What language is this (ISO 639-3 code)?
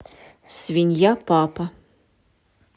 rus